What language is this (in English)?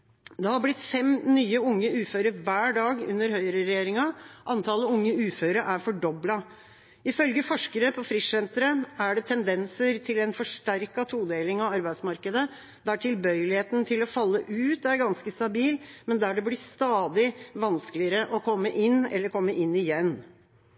Norwegian Bokmål